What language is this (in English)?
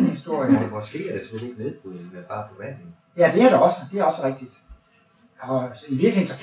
Danish